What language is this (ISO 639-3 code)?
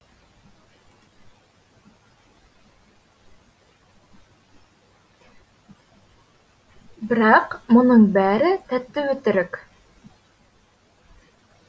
kaz